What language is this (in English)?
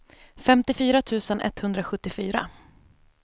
Swedish